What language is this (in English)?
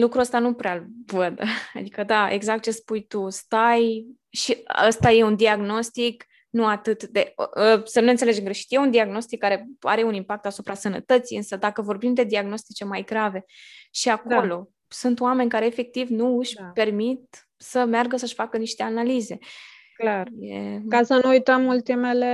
Romanian